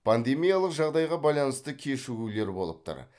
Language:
Kazakh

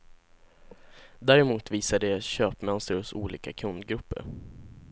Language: Swedish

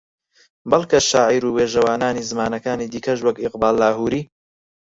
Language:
Central Kurdish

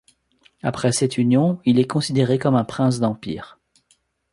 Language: French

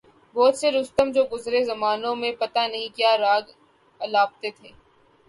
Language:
Urdu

